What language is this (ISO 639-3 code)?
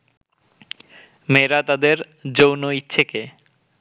ben